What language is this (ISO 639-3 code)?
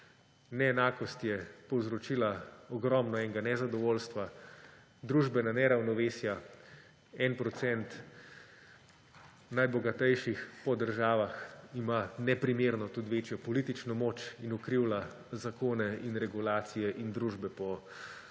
slv